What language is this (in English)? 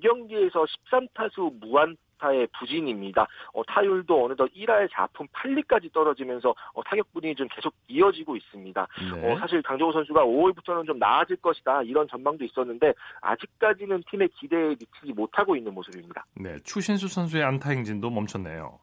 Korean